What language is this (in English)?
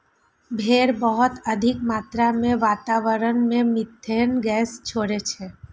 Maithili